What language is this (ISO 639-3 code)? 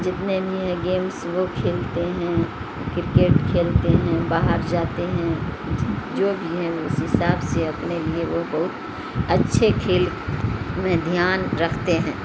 urd